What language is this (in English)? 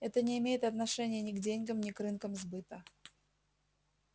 Russian